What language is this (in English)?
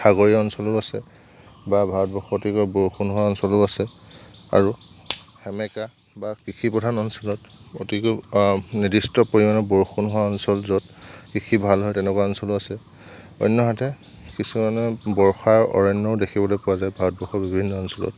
Assamese